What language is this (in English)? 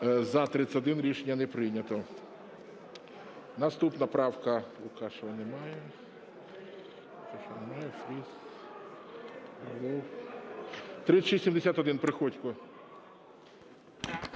Ukrainian